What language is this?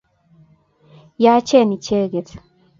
Kalenjin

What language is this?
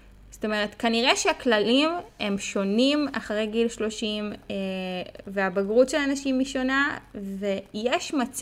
Hebrew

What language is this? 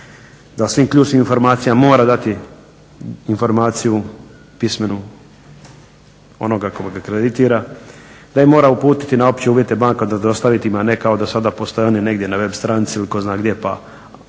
Croatian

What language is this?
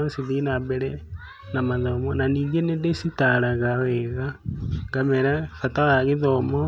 Kikuyu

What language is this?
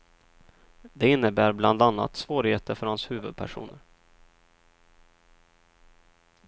Swedish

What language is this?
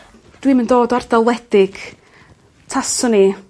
Welsh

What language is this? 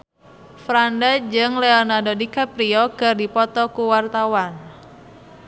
Sundanese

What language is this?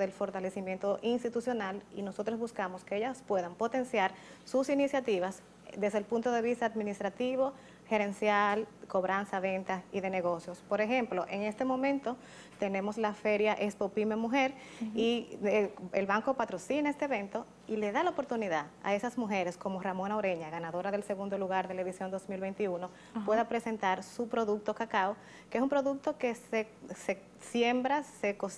Spanish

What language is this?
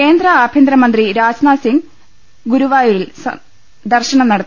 Malayalam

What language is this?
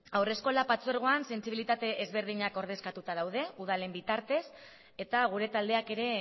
Basque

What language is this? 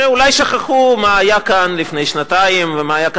Hebrew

